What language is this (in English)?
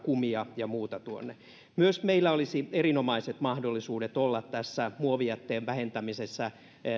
Finnish